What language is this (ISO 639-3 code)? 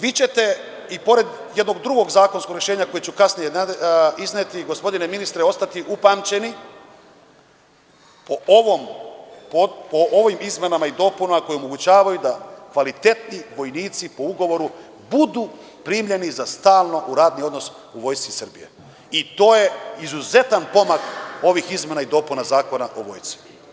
srp